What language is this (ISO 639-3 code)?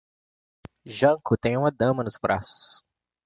por